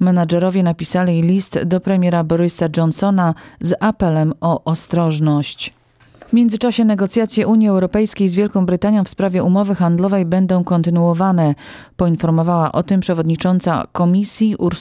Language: Polish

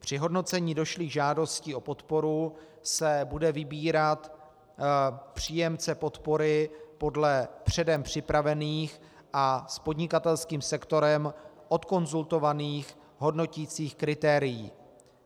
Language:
Czech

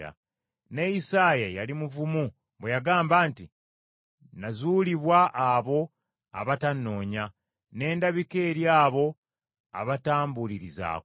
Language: Ganda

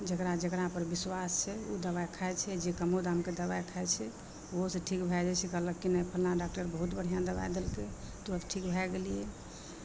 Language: Maithili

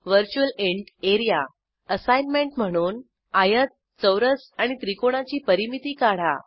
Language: Marathi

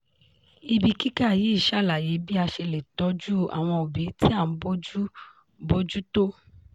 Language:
Yoruba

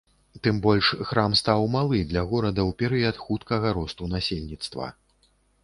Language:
Belarusian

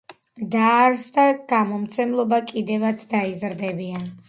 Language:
Georgian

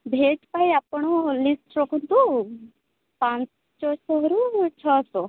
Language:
Odia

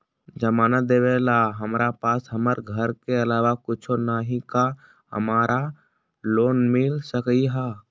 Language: Magahi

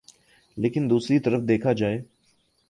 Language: Urdu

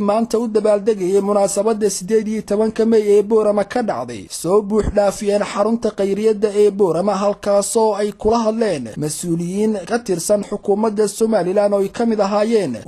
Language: Arabic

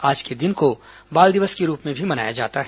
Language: Hindi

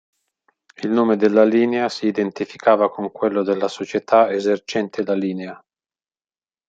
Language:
Italian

